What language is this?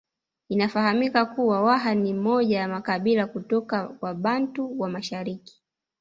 Swahili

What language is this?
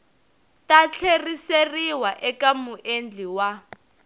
Tsonga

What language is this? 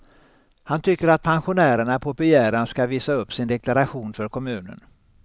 Swedish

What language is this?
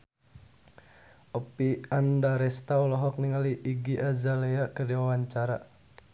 Sundanese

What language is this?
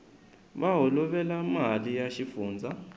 Tsonga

